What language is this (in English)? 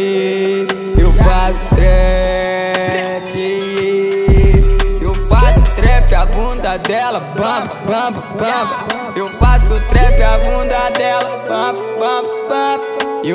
Portuguese